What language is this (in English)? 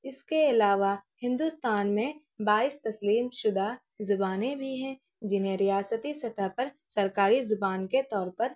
Urdu